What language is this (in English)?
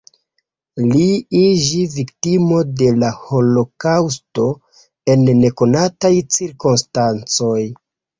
Esperanto